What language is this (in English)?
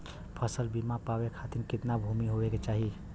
Bhojpuri